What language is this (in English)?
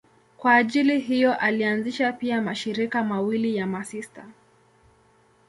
Swahili